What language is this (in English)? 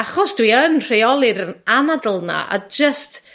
Welsh